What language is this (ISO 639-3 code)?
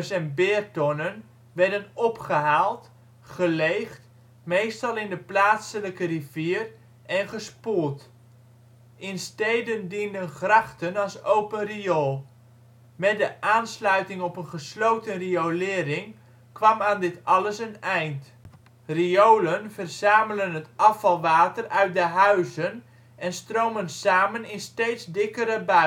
nld